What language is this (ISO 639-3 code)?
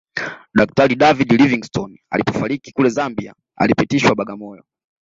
swa